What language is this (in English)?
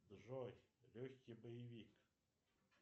Russian